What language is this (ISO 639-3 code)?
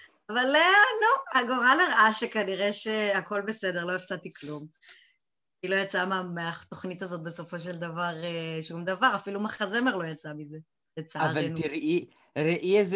heb